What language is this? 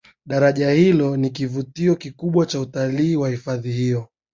Swahili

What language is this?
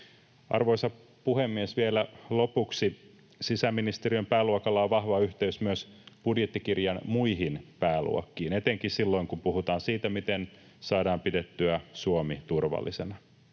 Finnish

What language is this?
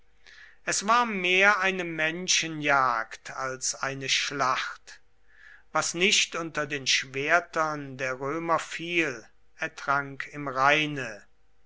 German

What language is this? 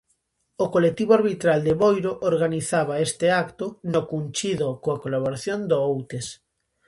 Galician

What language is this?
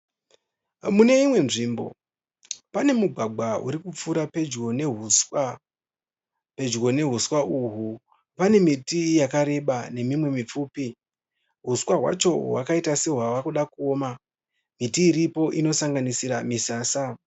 Shona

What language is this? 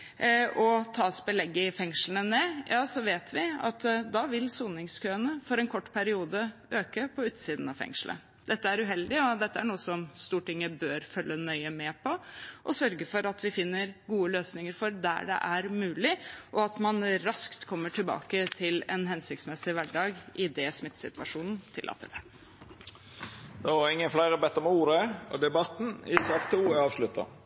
Norwegian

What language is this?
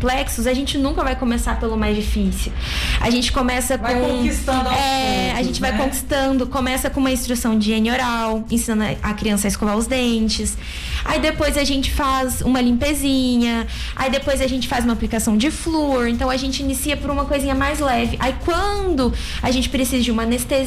Portuguese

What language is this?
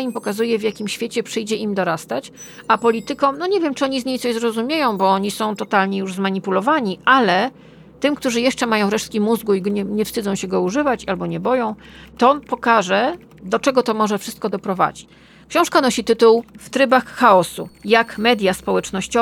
Polish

